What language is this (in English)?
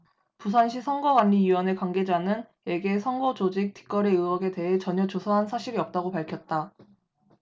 Korean